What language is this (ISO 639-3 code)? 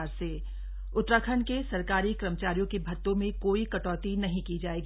hin